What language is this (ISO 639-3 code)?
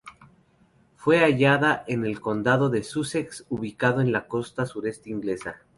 spa